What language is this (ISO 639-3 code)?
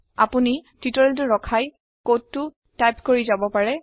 asm